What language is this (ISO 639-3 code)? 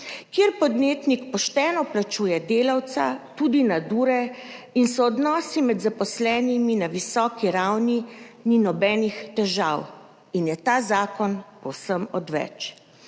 slv